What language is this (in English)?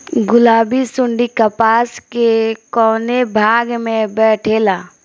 Bhojpuri